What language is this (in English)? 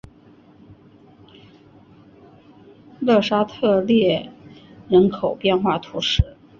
Chinese